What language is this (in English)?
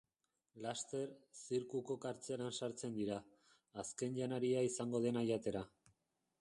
Basque